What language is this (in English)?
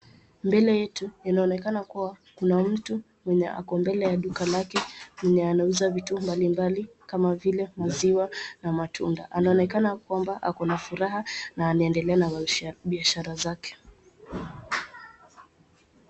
Swahili